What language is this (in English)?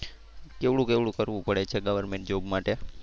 Gujarati